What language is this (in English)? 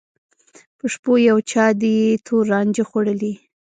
Pashto